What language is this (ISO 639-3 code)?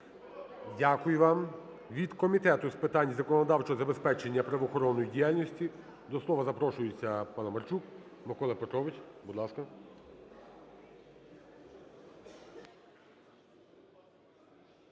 ukr